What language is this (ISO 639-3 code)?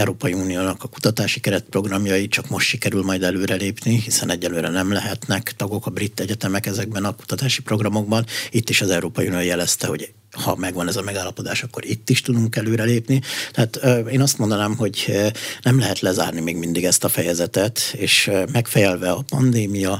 hun